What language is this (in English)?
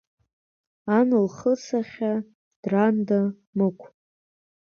Abkhazian